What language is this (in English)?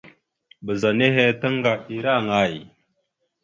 Mada (Cameroon)